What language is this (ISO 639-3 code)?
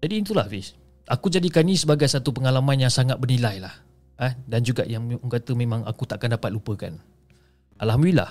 msa